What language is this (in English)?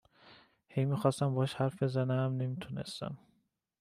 Persian